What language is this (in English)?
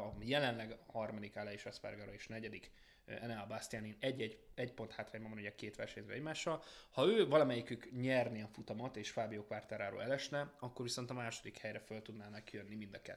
Hungarian